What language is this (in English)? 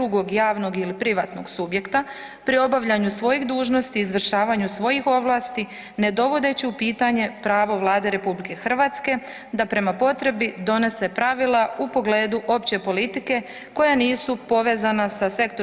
Croatian